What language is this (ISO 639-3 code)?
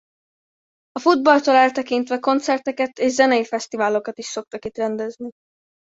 hun